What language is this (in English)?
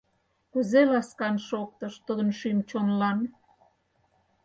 Mari